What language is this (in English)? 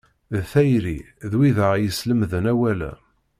Kabyle